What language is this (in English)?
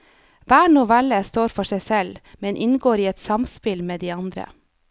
Norwegian